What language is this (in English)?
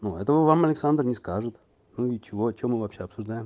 Russian